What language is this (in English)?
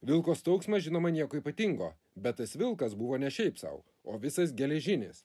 Lithuanian